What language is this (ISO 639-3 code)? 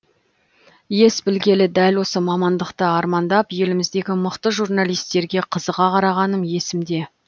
kaz